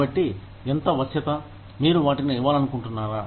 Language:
Telugu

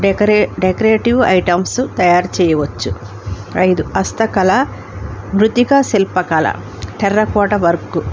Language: Telugu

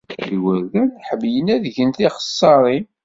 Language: Kabyle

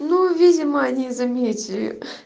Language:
Russian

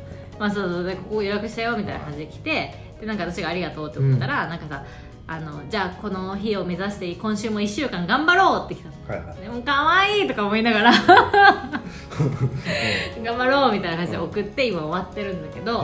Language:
Japanese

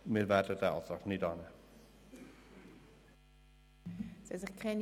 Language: Swiss German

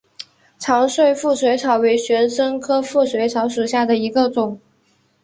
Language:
Chinese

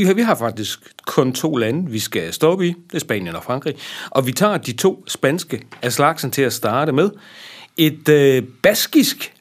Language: Danish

